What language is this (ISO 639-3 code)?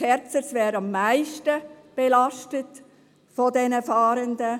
gsw